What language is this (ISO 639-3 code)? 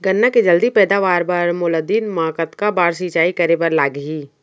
hne